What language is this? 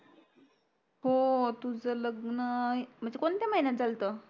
Marathi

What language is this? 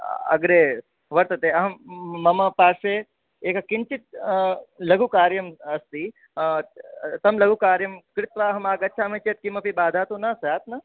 Sanskrit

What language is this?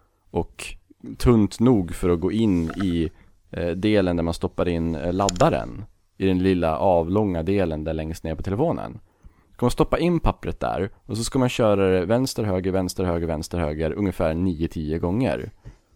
Swedish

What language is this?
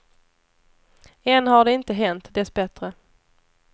Swedish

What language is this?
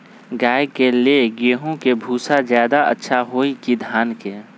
Magahi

